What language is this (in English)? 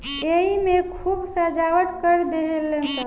Bhojpuri